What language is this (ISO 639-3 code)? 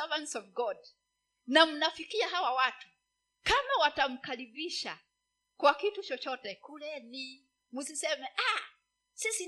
swa